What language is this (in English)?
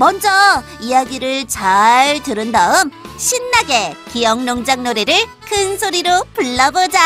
Korean